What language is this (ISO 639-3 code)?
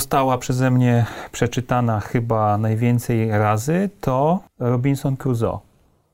pol